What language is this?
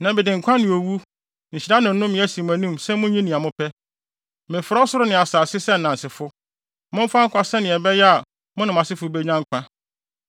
Akan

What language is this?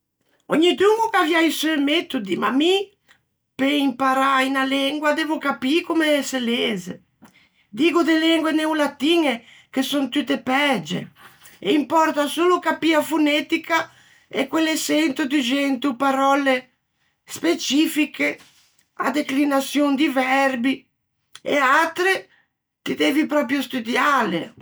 Ligurian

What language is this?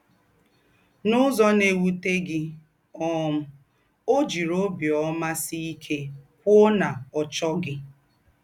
Igbo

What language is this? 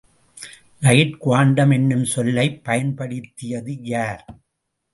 Tamil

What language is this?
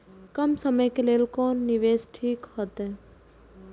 Maithili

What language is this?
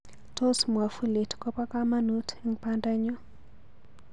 Kalenjin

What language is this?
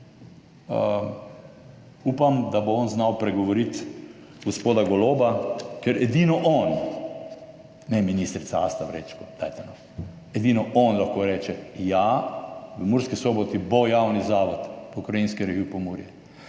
Slovenian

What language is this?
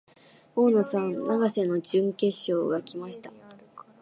Japanese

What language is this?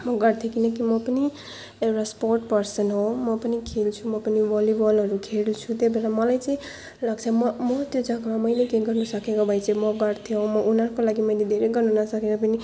Nepali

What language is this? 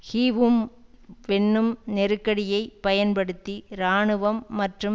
Tamil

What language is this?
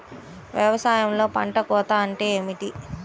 Telugu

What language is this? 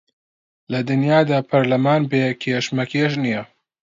Central Kurdish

